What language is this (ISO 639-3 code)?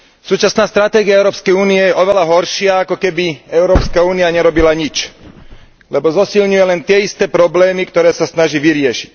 slk